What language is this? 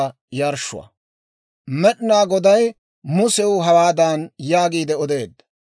Dawro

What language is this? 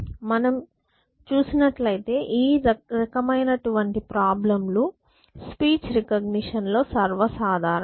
Telugu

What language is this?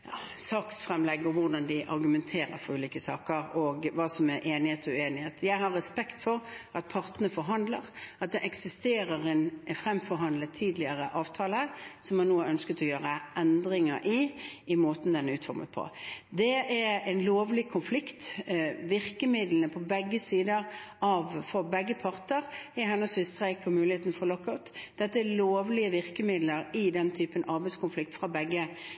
Norwegian Bokmål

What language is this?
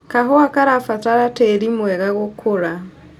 Kikuyu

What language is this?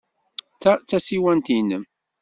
Kabyle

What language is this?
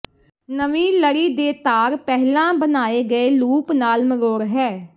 Punjabi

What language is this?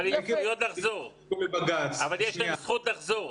Hebrew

